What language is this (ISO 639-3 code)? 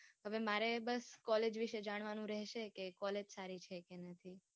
guj